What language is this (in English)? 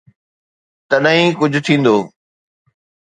Sindhi